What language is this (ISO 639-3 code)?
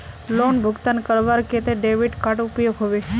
mag